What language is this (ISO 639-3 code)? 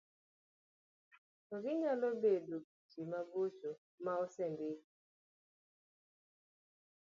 luo